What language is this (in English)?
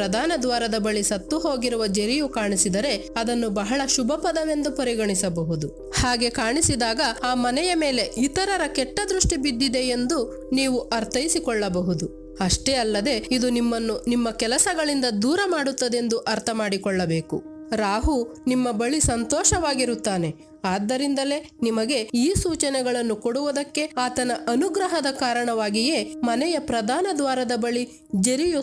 Kannada